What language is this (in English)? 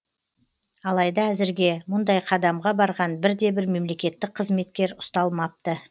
Kazakh